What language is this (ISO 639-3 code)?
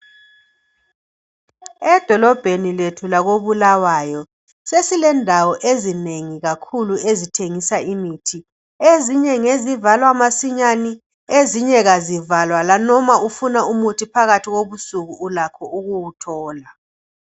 nde